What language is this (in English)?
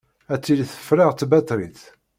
Kabyle